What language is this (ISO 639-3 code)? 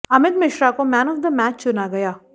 hin